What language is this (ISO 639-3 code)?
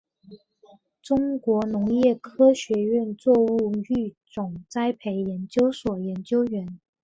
zho